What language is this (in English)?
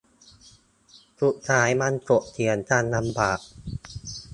Thai